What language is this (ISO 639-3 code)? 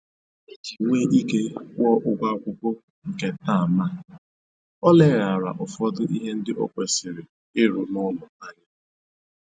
ibo